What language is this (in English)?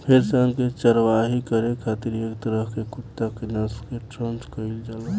Bhojpuri